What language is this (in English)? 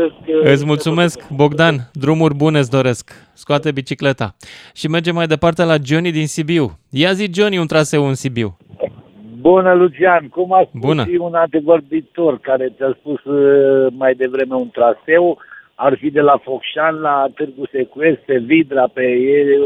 Romanian